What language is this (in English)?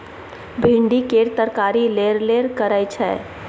Maithili